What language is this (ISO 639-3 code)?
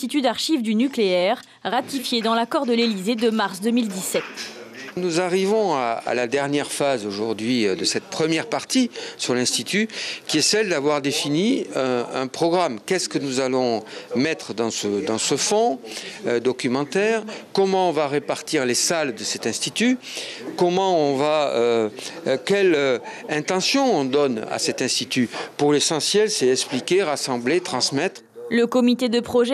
fra